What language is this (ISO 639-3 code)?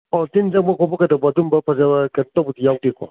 mni